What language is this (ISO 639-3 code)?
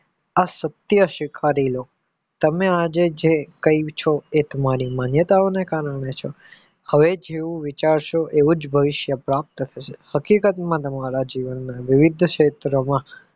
guj